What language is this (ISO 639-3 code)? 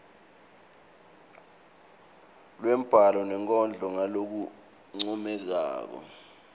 ssw